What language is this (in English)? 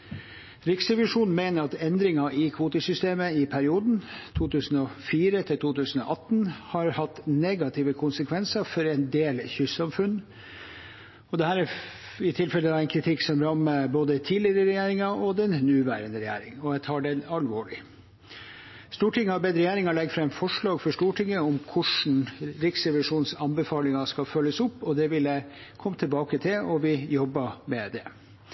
Norwegian Bokmål